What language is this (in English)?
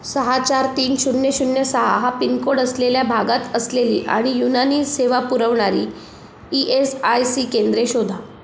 Marathi